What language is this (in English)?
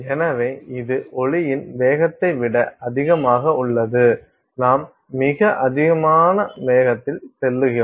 Tamil